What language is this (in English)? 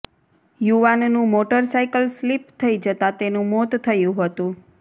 Gujarati